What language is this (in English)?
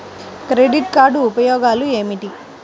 Telugu